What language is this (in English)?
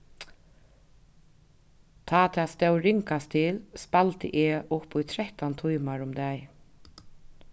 Faroese